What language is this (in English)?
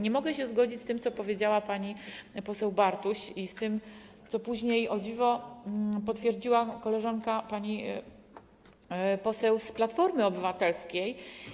Polish